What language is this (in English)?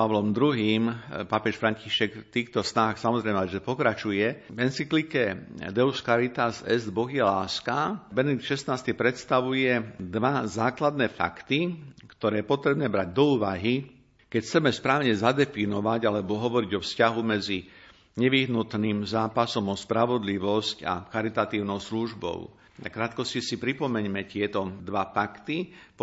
Slovak